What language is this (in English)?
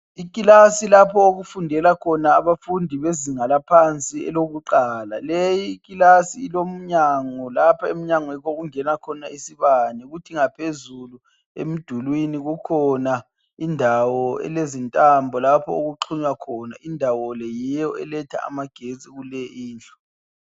North Ndebele